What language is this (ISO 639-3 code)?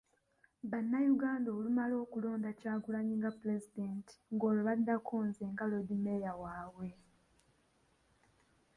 lug